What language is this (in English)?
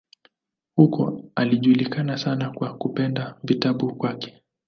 Swahili